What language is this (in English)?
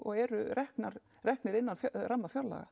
Icelandic